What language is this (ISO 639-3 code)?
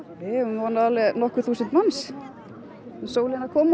isl